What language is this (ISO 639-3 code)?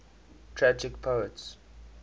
eng